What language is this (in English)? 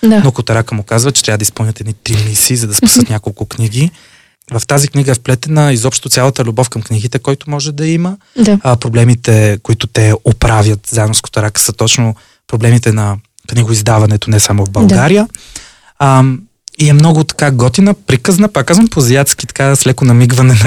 Bulgarian